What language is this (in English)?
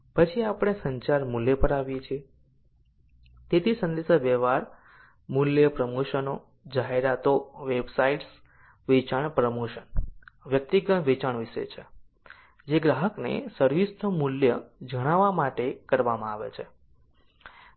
Gujarati